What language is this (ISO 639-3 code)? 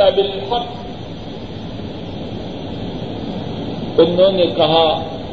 urd